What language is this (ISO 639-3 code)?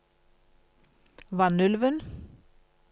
nor